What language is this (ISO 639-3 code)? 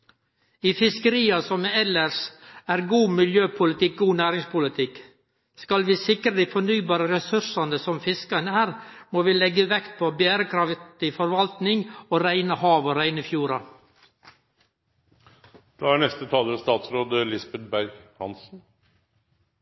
nno